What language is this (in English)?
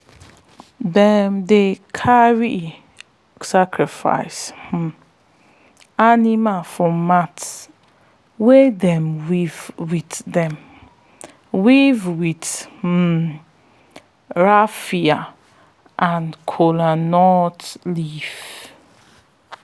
Nigerian Pidgin